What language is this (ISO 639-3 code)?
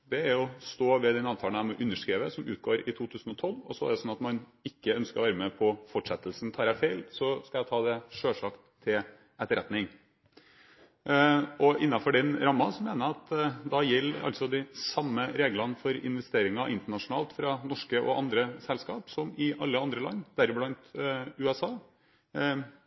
nob